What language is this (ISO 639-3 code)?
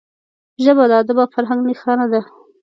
pus